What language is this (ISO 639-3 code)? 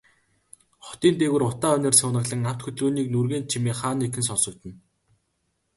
mon